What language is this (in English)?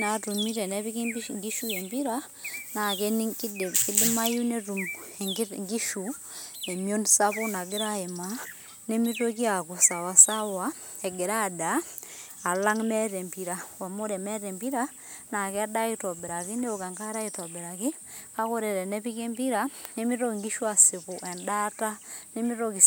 Masai